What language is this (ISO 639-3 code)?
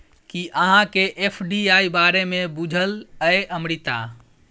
mai